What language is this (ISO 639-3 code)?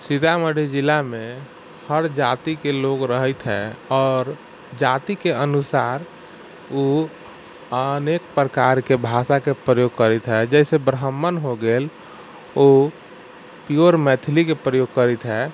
mai